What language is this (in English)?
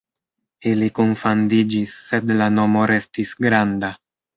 Esperanto